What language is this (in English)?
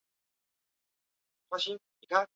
Chinese